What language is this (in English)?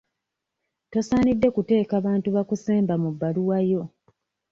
Ganda